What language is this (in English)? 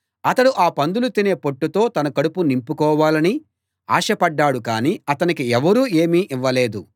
Telugu